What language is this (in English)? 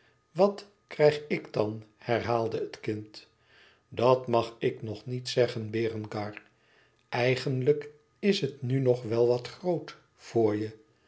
Dutch